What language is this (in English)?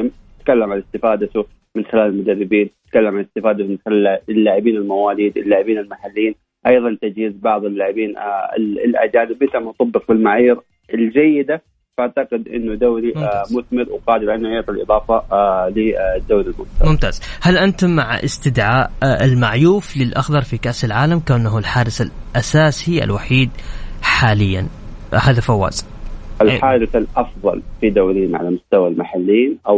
Arabic